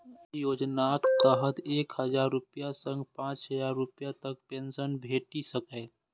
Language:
Maithili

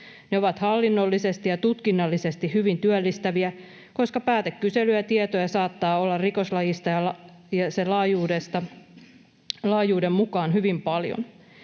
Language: Finnish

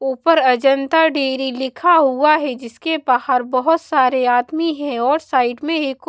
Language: Hindi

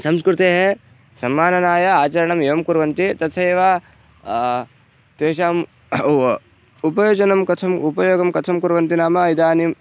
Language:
Sanskrit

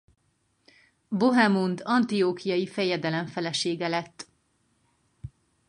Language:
Hungarian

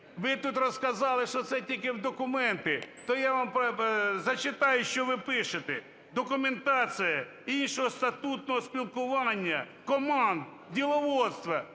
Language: Ukrainian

